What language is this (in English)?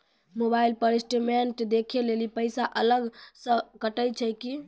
Maithili